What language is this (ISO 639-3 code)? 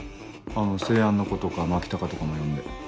jpn